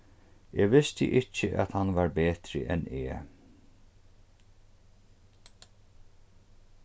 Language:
Faroese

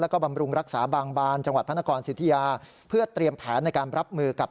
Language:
Thai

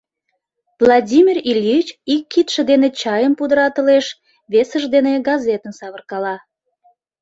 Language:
Mari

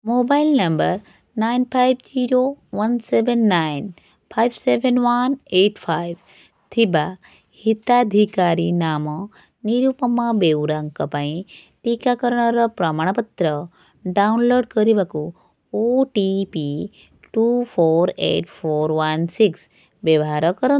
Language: Odia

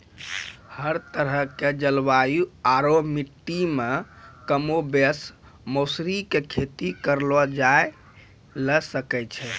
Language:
Maithili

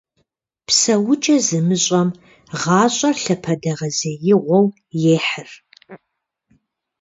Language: Kabardian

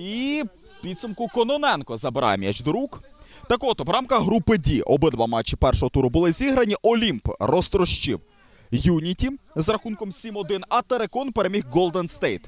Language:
Ukrainian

